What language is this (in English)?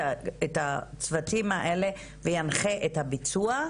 Hebrew